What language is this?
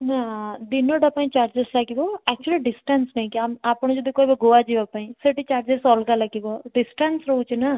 Odia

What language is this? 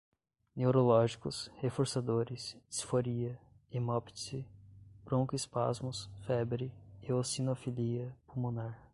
Portuguese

